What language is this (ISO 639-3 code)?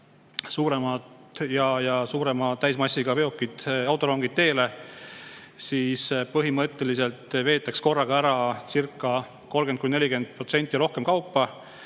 est